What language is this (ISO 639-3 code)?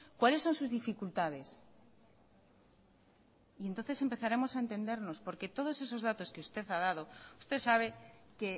spa